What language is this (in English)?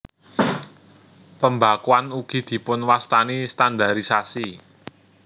Javanese